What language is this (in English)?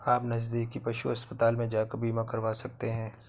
Hindi